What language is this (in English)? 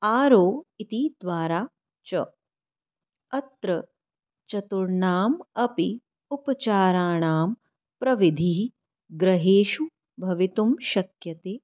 Sanskrit